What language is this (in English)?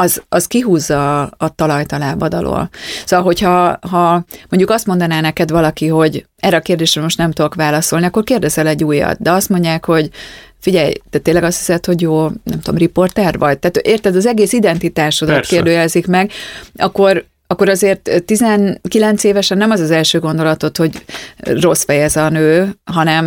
Hungarian